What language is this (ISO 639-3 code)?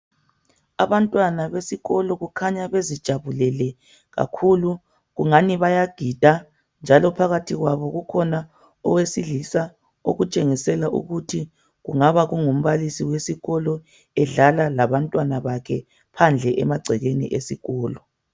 nde